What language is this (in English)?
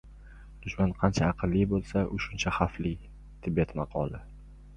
Uzbek